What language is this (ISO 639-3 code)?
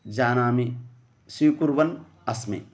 san